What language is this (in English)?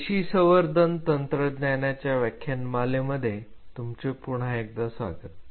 Marathi